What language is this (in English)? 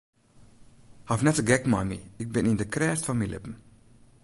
Western Frisian